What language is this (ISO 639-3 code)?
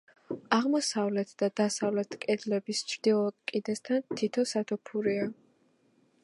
kat